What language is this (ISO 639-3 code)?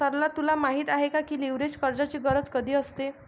mar